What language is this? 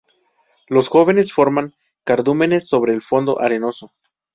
Spanish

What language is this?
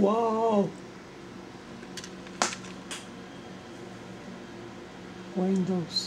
Polish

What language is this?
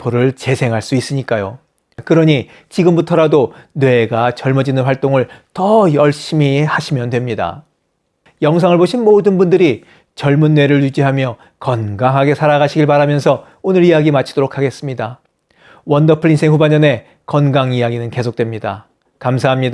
Korean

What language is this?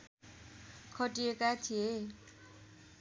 Nepali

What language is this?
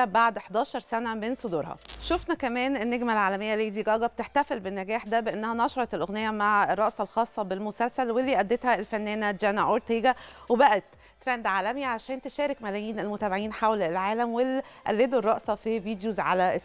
Arabic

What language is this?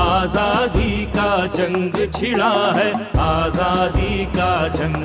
Hindi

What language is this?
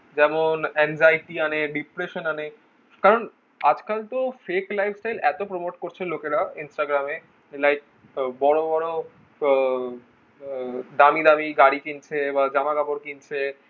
Bangla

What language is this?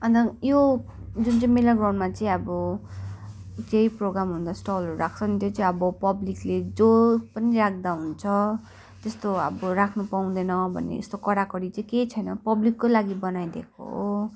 Nepali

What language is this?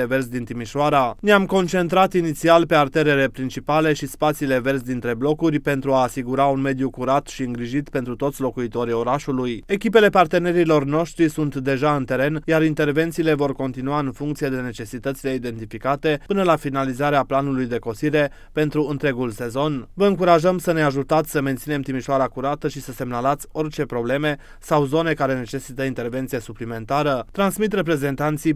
Romanian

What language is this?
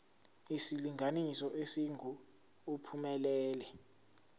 Zulu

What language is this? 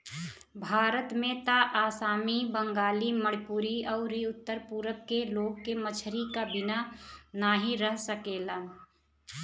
Bhojpuri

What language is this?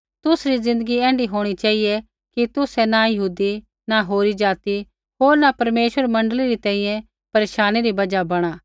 Kullu Pahari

